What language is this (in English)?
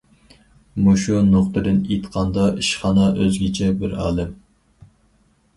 Uyghur